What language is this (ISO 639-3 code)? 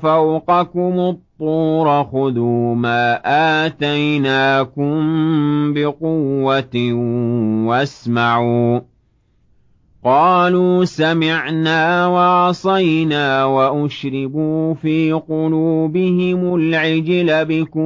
ara